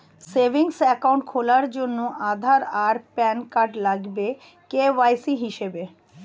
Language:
Bangla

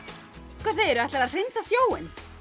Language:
Icelandic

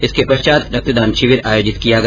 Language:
Hindi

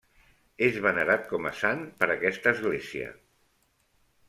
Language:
Catalan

